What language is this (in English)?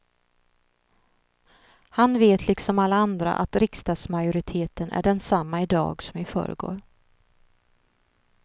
Swedish